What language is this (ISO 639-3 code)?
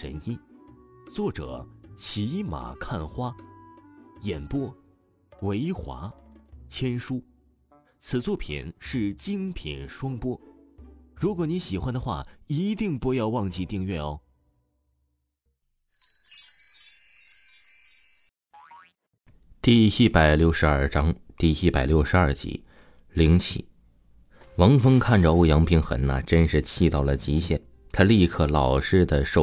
zho